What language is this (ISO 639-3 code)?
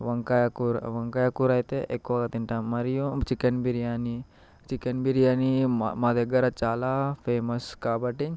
tel